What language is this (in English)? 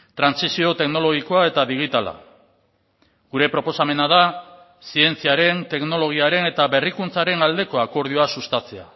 Basque